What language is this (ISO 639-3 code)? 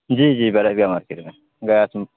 urd